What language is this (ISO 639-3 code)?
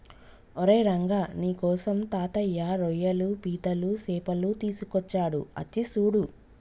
tel